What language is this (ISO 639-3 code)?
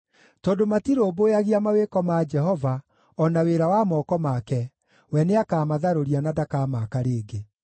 kik